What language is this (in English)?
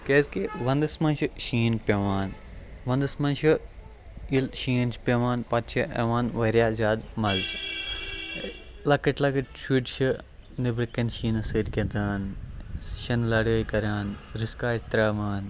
Kashmiri